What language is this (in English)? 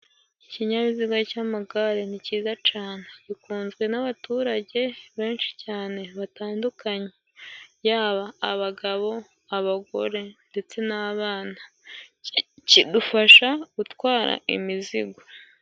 Kinyarwanda